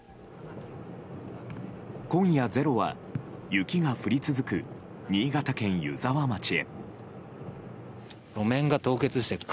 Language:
Japanese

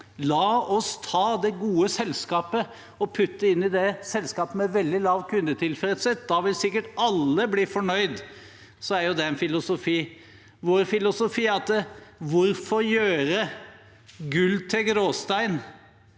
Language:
Norwegian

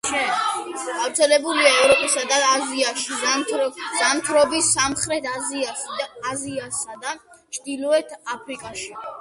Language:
Georgian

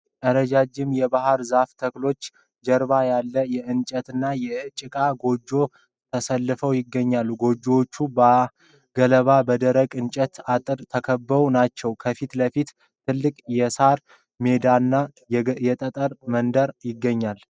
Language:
Amharic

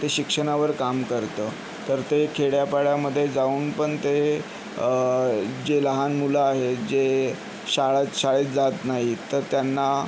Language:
Marathi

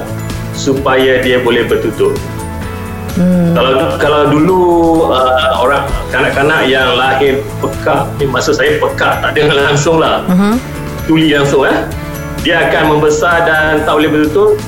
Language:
Malay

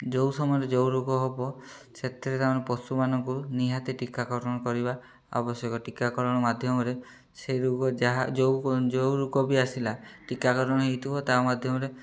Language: Odia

